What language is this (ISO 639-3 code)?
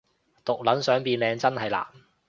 yue